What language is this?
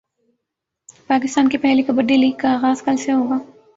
Urdu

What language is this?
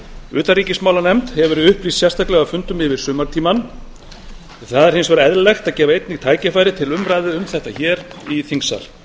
Icelandic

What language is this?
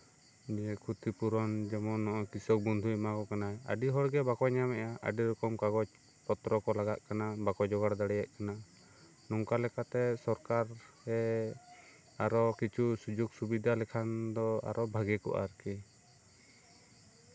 Santali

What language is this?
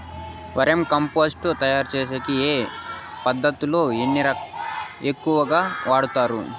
Telugu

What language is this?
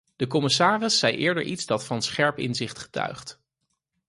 Dutch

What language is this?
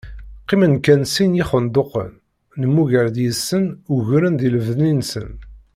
Kabyle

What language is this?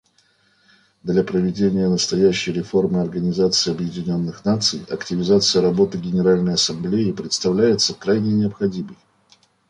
Russian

